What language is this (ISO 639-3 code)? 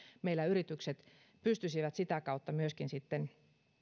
fin